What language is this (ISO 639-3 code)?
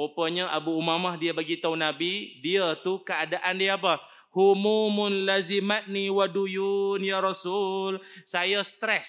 msa